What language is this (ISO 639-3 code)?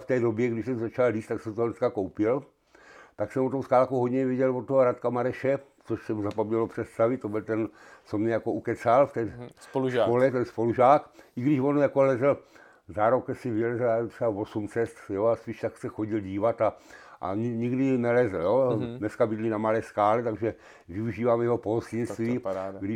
ces